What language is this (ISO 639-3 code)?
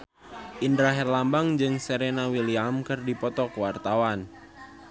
sun